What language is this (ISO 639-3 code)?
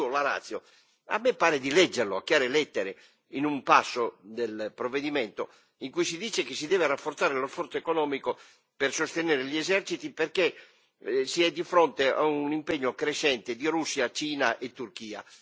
ita